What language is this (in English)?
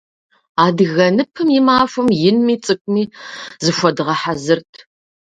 Kabardian